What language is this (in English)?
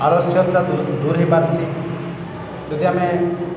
Odia